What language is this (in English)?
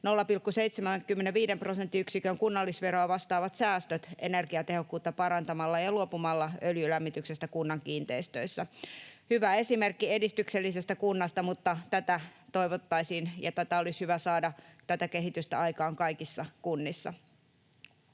Finnish